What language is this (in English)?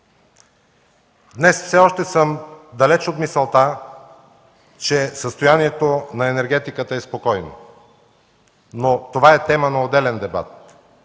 Bulgarian